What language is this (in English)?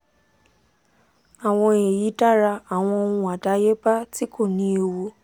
Yoruba